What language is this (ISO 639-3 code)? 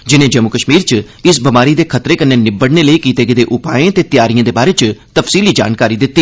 doi